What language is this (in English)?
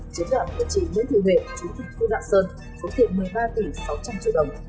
Vietnamese